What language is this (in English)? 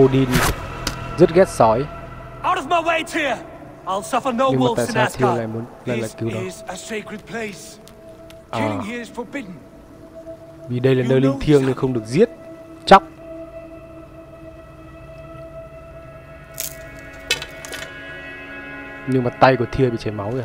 Vietnamese